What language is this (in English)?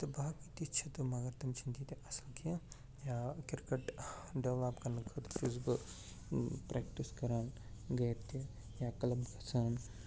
Kashmiri